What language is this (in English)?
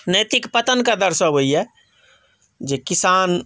Maithili